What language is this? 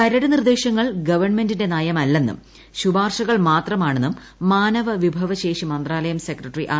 Malayalam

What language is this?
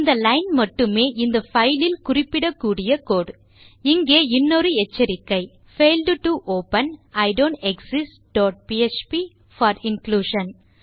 Tamil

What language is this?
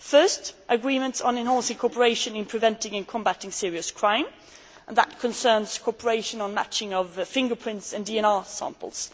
English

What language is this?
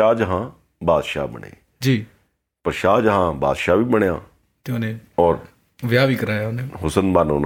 Punjabi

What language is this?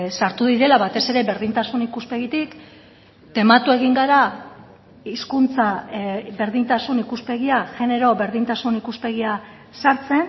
Basque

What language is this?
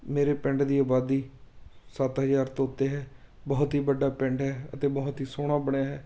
Punjabi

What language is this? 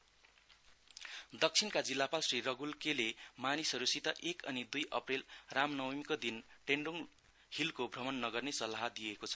Nepali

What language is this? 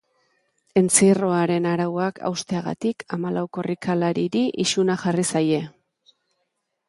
Basque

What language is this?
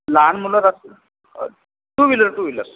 Marathi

